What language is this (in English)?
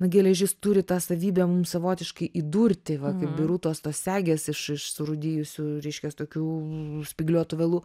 Lithuanian